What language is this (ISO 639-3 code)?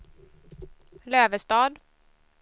swe